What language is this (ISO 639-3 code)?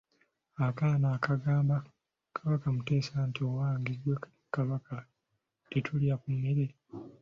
lug